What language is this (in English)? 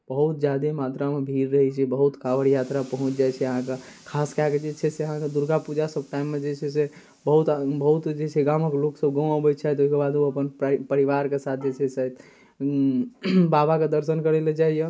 Maithili